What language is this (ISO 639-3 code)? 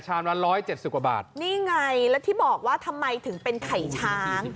tha